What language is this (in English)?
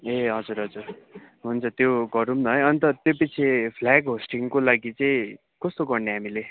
Nepali